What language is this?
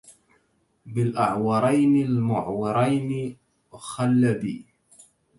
Arabic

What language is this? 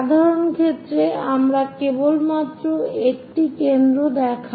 Bangla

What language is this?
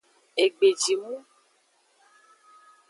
Aja (Benin)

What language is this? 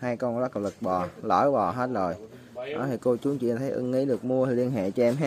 Vietnamese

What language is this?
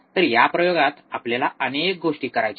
Marathi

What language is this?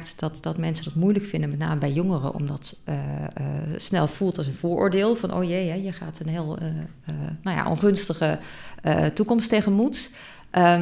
Dutch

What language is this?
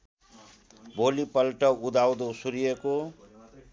Nepali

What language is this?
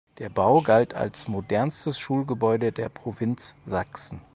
German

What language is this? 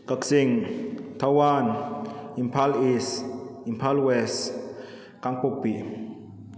Manipuri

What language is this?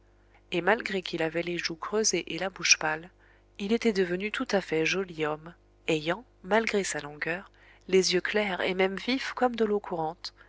French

